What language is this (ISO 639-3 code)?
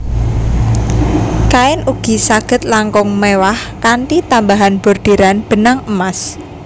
jav